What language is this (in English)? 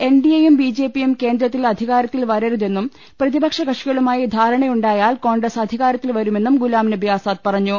Malayalam